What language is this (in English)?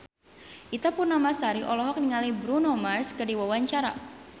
Sundanese